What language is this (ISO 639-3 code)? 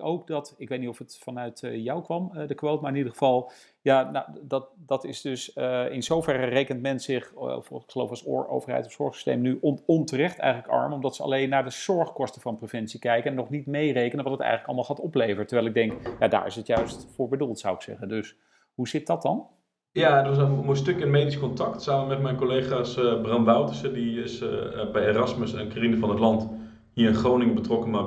nld